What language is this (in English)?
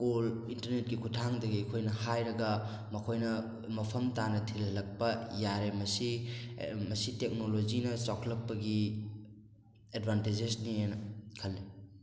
Manipuri